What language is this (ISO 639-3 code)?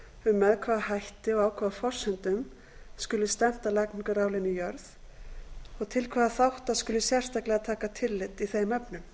isl